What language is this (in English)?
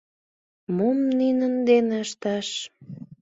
Mari